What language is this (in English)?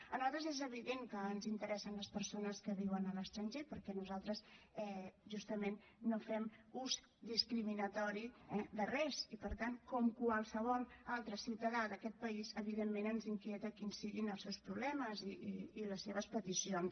Catalan